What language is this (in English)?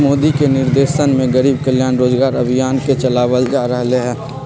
Magahi